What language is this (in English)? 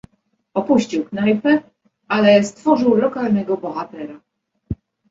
Polish